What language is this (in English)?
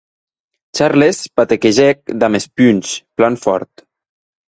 Occitan